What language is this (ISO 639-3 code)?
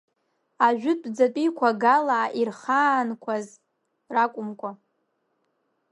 abk